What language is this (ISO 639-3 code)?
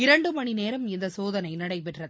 tam